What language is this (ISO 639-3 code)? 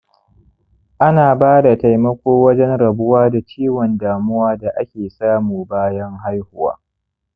hau